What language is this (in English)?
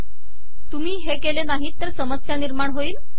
Marathi